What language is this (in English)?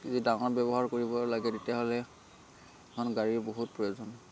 Assamese